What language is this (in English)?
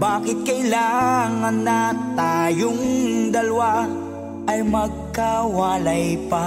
Filipino